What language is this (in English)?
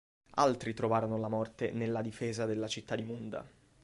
Italian